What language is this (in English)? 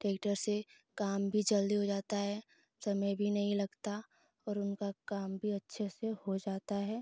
Hindi